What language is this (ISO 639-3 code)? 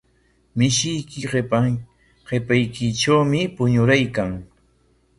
qwa